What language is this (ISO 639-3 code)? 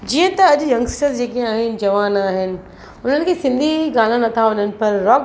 snd